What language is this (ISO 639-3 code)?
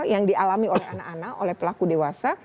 ind